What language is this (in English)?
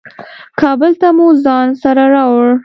Pashto